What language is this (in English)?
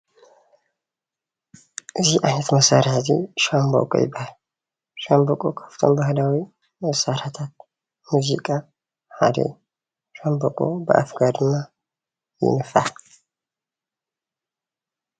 Tigrinya